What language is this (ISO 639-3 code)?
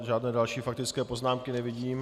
ces